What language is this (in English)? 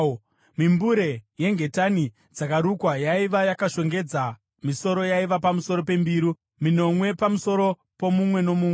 Shona